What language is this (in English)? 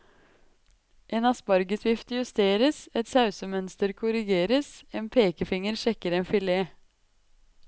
Norwegian